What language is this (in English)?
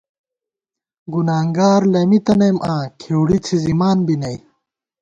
Gawar-Bati